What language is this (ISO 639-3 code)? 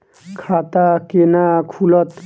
mai